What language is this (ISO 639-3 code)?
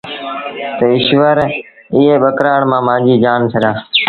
sbn